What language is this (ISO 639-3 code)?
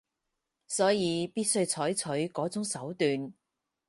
yue